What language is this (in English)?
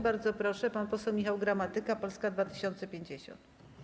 Polish